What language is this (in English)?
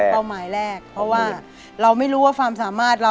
Thai